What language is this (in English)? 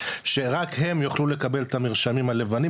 Hebrew